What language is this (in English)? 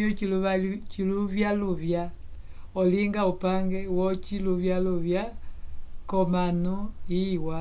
Umbundu